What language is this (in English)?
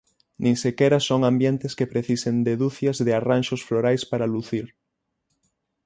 Galician